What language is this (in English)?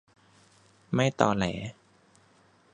Thai